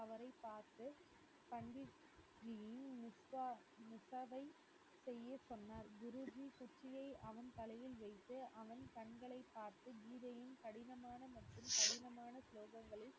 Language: Tamil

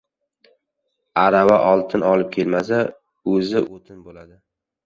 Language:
Uzbek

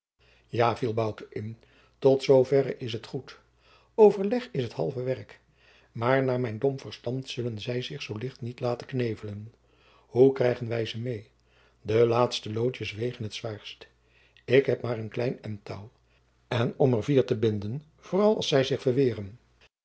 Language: Dutch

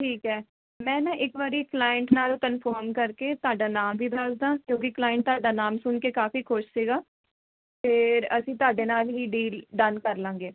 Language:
Punjabi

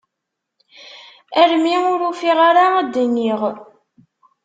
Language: Kabyle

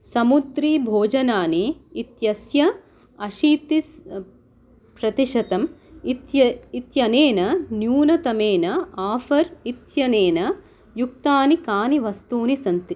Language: Sanskrit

